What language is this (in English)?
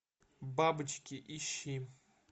Russian